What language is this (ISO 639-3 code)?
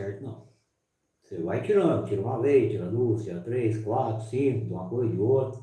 por